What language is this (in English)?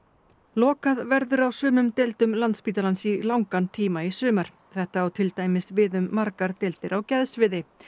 Icelandic